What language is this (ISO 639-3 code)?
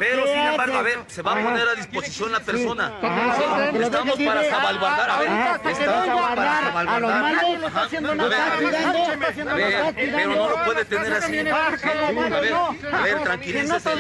spa